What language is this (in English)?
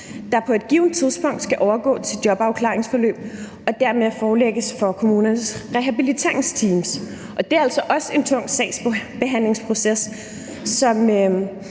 Danish